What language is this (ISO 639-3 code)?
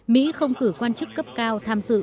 vie